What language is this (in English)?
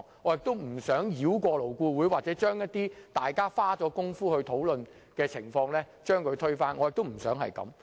Cantonese